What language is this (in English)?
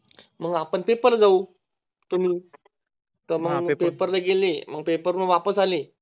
Marathi